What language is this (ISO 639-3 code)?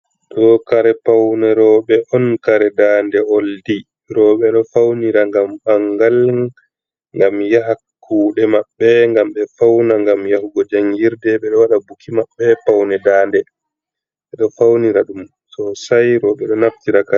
ful